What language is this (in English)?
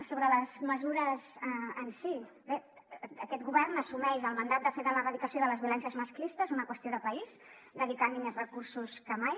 Catalan